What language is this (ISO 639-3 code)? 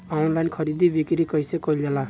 bho